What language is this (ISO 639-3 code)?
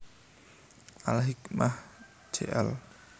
jav